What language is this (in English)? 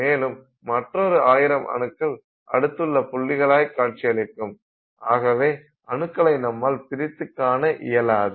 Tamil